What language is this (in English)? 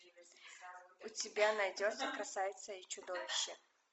Russian